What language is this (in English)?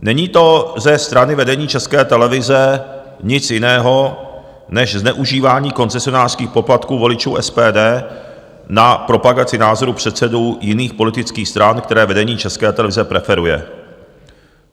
Czech